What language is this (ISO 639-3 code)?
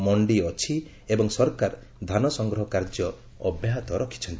ori